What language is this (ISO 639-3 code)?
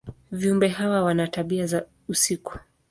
swa